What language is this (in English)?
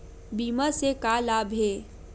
Chhattisgarhi